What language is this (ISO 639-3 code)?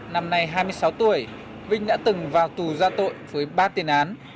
vie